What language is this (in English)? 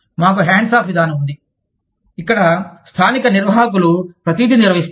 Telugu